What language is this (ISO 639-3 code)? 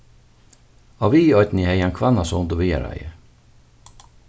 fao